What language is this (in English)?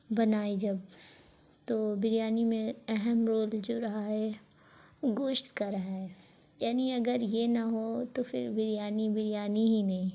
Urdu